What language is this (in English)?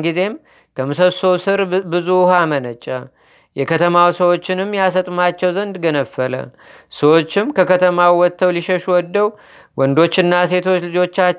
Amharic